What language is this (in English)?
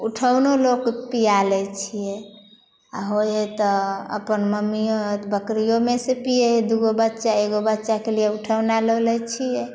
Maithili